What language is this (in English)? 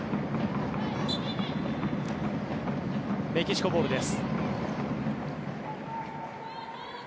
Japanese